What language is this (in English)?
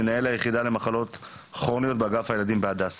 Hebrew